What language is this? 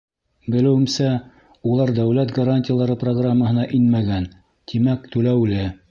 Bashkir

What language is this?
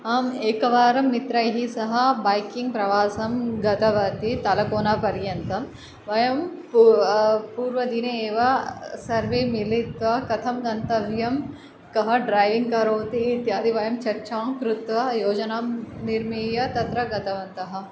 Sanskrit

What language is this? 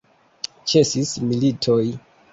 Esperanto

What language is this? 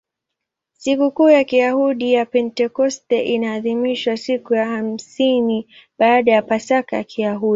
Swahili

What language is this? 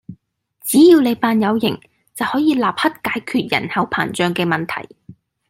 Cantonese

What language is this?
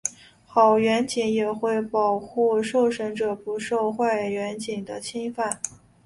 Chinese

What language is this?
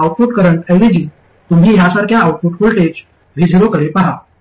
Marathi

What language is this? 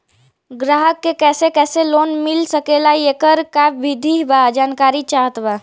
Bhojpuri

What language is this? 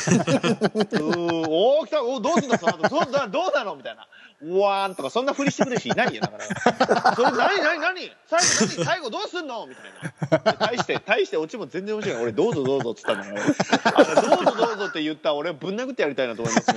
Japanese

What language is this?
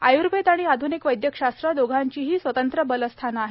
Marathi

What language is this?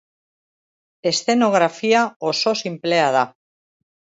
Basque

